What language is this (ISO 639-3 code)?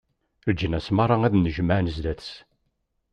kab